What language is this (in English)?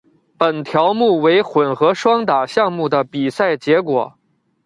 Chinese